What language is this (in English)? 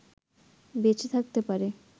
Bangla